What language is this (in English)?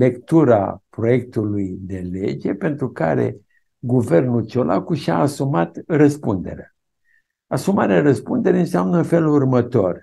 Romanian